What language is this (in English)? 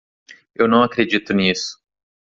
Portuguese